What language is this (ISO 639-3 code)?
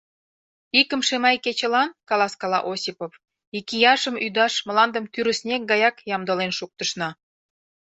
chm